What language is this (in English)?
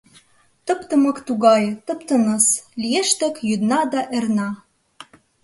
Mari